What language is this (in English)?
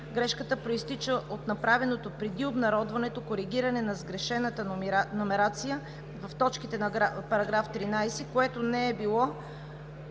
Bulgarian